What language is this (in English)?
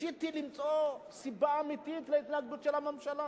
Hebrew